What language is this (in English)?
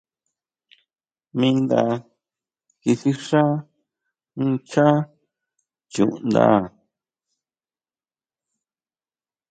Huautla Mazatec